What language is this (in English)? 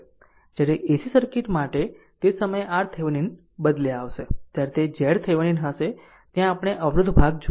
Gujarati